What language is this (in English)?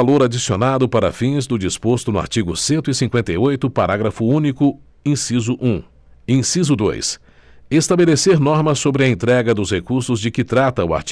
Portuguese